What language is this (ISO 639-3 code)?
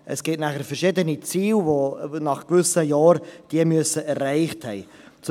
gsw